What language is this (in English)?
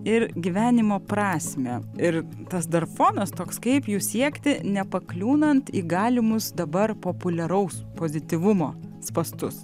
Lithuanian